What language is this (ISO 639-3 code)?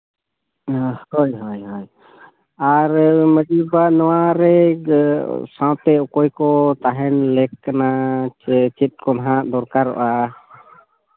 sat